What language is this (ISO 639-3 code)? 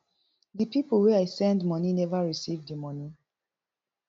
pcm